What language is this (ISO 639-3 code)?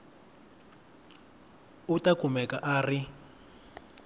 tso